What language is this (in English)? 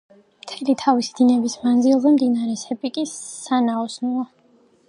Georgian